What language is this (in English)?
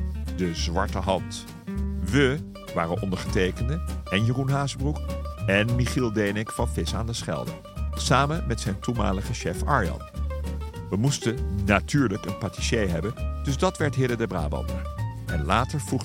Dutch